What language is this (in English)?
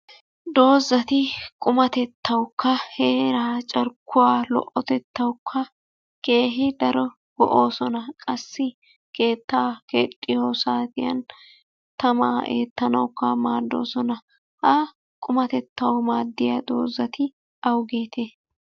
Wolaytta